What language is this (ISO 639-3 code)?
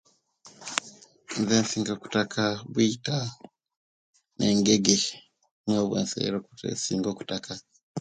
lke